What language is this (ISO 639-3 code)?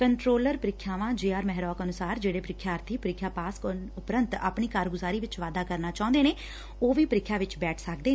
pan